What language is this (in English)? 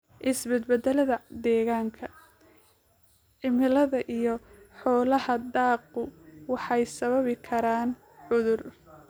Somali